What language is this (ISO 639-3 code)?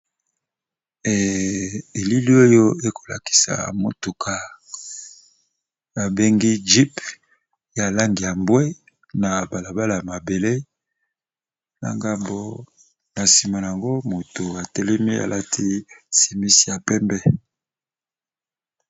lin